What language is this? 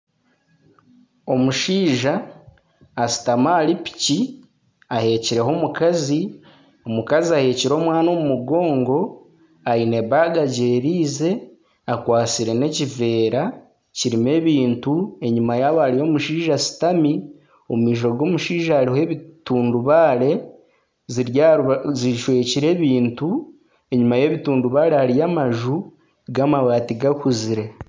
Nyankole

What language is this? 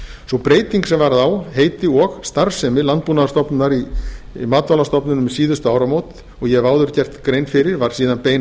Icelandic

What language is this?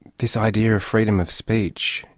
English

